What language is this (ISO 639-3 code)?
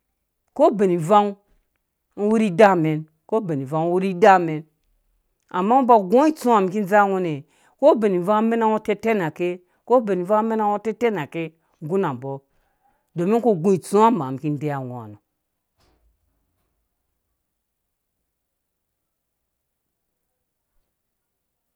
ldb